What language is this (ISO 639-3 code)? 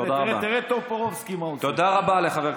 heb